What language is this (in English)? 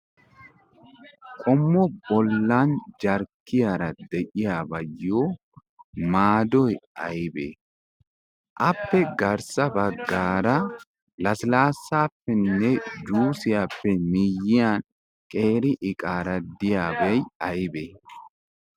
Wolaytta